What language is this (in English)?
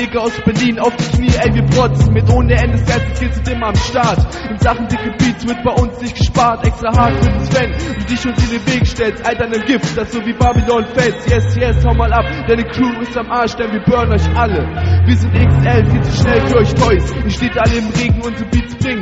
German